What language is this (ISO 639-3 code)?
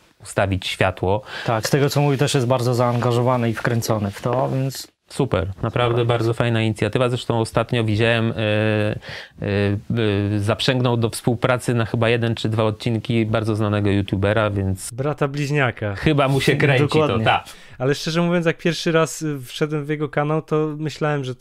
pol